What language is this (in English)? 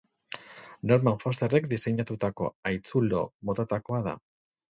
Basque